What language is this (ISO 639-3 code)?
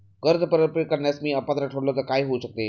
mar